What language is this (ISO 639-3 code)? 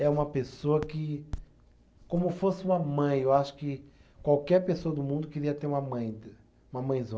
por